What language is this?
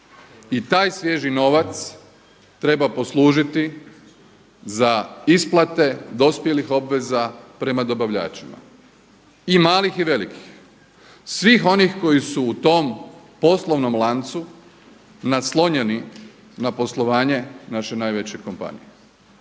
Croatian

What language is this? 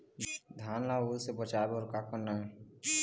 Chhattisgarhi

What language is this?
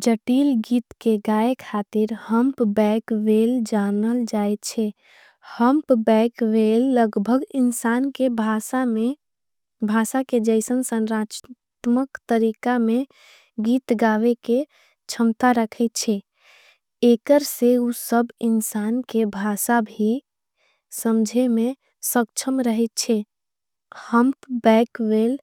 Angika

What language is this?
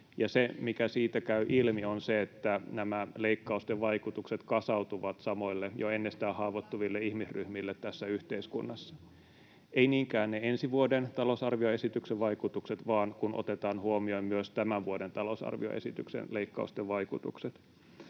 Finnish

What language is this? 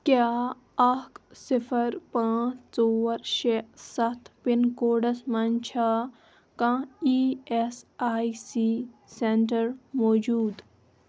Kashmiri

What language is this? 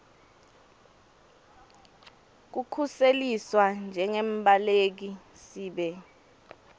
Swati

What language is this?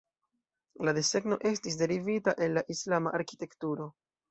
Esperanto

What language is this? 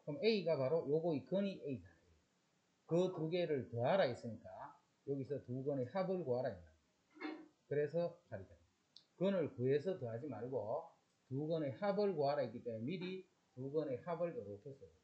Korean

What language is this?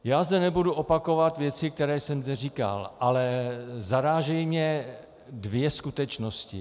Czech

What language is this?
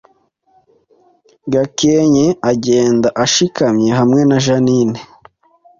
Kinyarwanda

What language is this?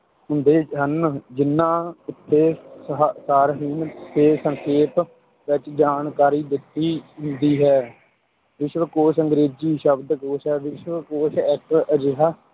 Punjabi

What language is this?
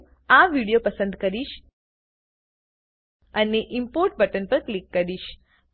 Gujarati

